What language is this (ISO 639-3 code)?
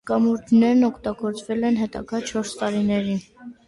hye